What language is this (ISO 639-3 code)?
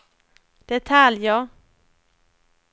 swe